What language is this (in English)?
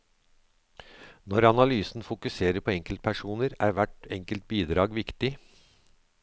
Norwegian